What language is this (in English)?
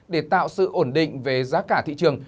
Vietnamese